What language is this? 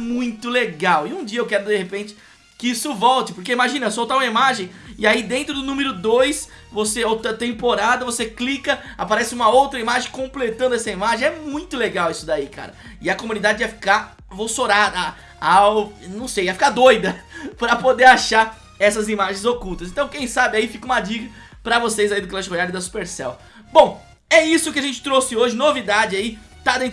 Portuguese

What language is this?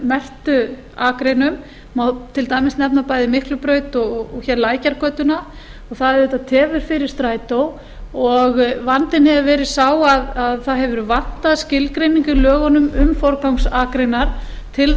Icelandic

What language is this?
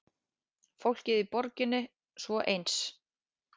Icelandic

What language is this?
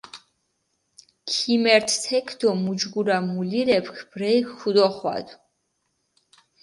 Mingrelian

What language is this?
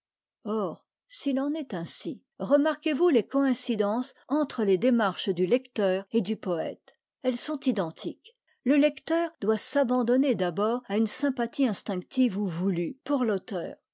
French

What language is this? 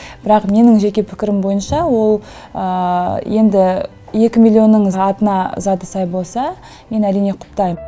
Kazakh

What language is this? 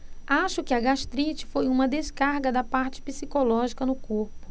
Portuguese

